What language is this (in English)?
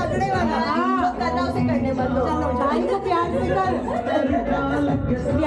Arabic